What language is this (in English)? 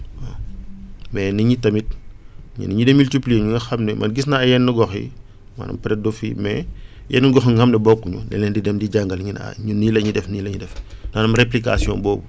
Wolof